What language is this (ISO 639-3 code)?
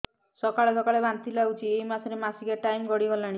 ori